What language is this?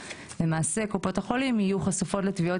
Hebrew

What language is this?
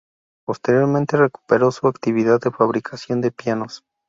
Spanish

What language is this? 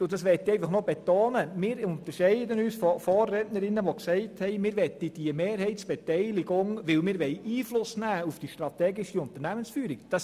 Swiss German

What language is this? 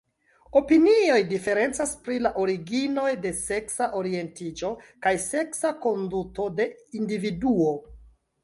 Esperanto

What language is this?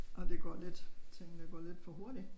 Danish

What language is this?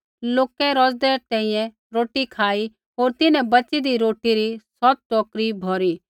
Kullu Pahari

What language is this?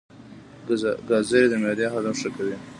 Pashto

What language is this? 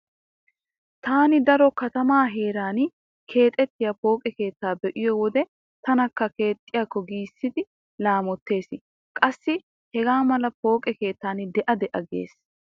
Wolaytta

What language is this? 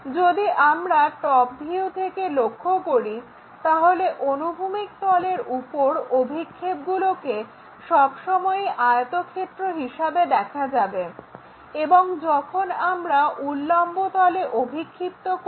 Bangla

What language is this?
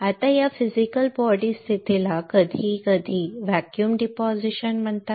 Marathi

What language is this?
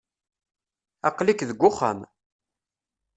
Kabyle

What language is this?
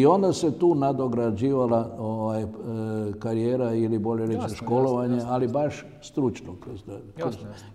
Croatian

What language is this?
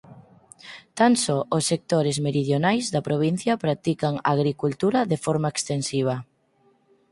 Galician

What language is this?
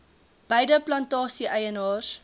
Afrikaans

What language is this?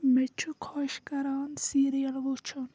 Kashmiri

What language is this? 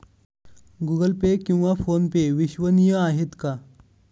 Marathi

